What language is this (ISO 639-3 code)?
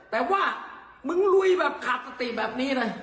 tha